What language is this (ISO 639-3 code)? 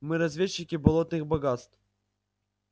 rus